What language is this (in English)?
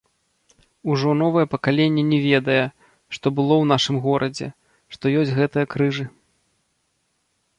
Belarusian